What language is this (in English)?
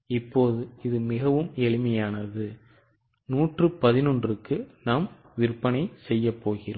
Tamil